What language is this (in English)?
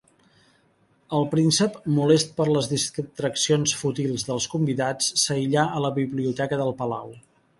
Catalan